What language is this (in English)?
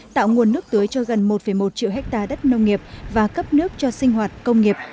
Vietnamese